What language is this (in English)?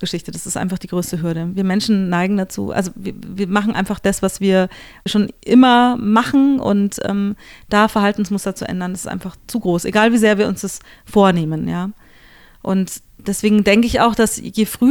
German